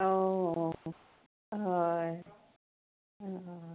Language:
Assamese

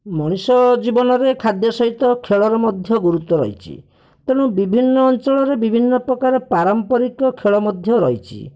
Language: Odia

